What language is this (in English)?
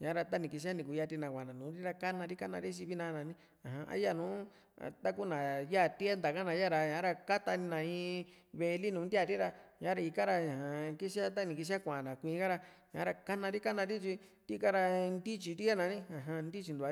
Juxtlahuaca Mixtec